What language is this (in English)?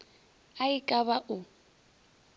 Northern Sotho